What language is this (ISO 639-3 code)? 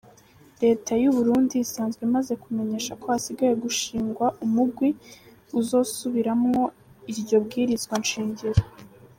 kin